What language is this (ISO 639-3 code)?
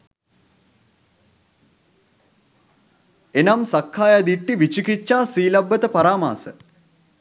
sin